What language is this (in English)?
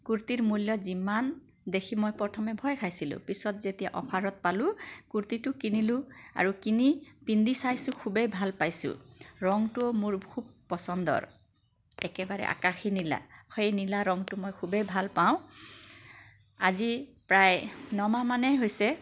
Assamese